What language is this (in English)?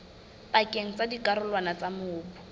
Southern Sotho